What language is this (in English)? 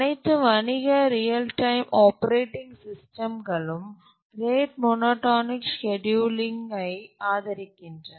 Tamil